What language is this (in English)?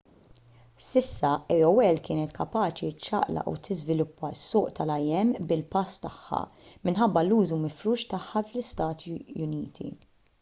Maltese